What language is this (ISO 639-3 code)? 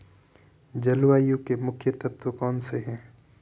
hin